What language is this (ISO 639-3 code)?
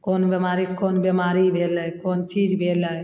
mai